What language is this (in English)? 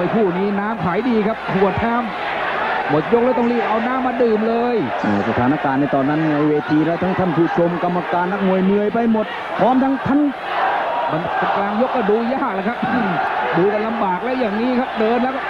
Thai